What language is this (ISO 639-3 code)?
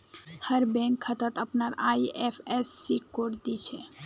mag